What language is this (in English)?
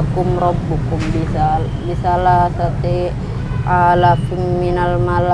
Indonesian